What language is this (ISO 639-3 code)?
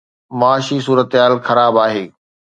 snd